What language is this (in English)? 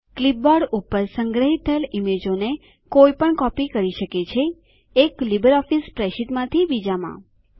Gujarati